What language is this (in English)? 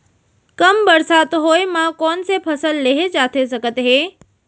Chhattisgarhi